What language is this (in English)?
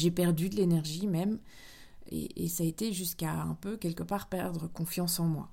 French